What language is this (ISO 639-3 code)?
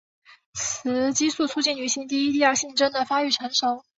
zho